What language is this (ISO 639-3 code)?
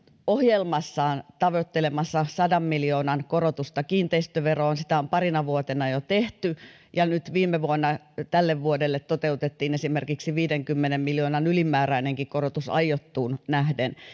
fin